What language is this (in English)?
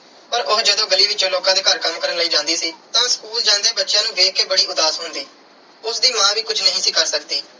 Punjabi